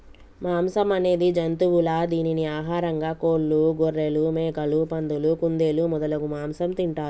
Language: Telugu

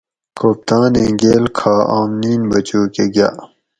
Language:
Gawri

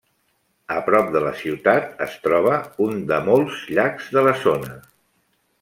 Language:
Catalan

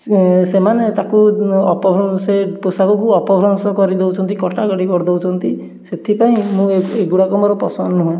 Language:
Odia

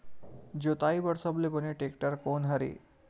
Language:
Chhattisgarhi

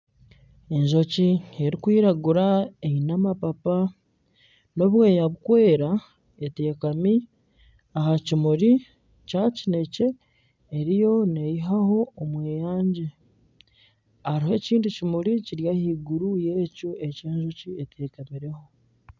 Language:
Nyankole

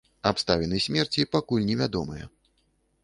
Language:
Belarusian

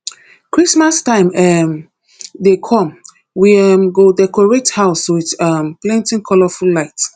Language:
Nigerian Pidgin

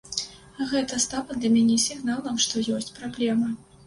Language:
Belarusian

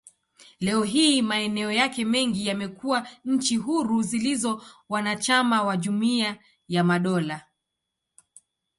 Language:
Swahili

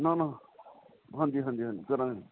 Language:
Punjabi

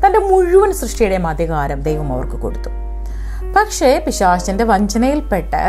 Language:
Turkish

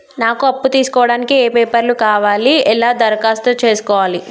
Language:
Telugu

